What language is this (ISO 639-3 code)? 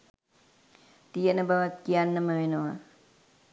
sin